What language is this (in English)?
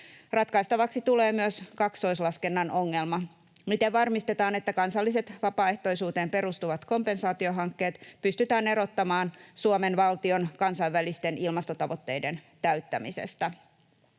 Finnish